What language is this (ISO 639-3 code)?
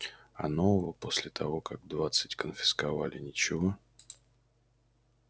rus